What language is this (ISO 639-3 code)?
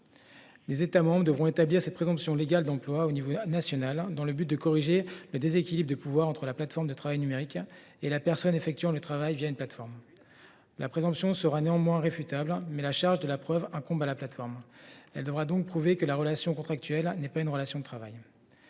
fra